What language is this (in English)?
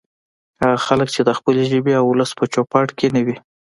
Pashto